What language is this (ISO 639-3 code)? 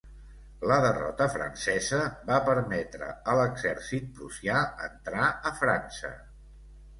cat